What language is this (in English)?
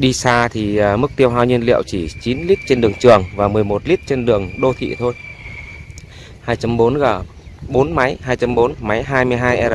Vietnamese